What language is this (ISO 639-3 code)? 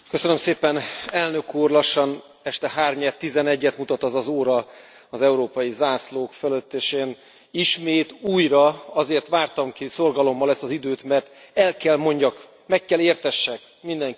hun